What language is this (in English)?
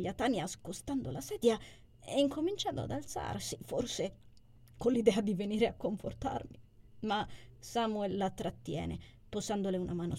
Italian